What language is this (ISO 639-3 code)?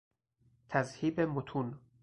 fas